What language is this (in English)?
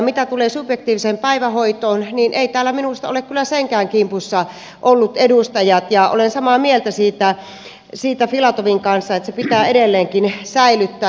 Finnish